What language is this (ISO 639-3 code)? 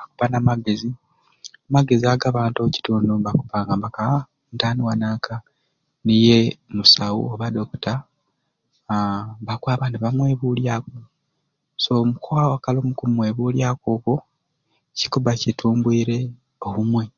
ruc